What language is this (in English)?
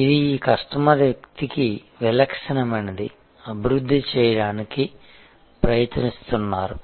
Telugu